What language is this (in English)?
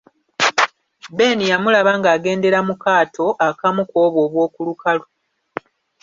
Ganda